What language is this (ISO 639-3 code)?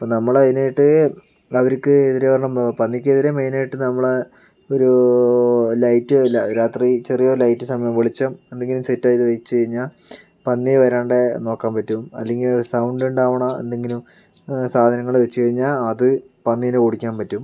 mal